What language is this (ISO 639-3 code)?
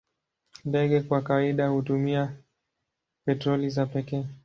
swa